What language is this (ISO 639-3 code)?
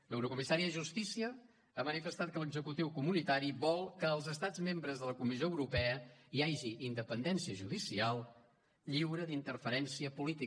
cat